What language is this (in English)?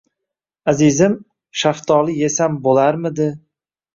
Uzbek